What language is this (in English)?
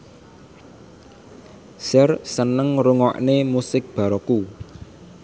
Javanese